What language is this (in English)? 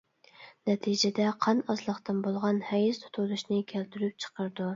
Uyghur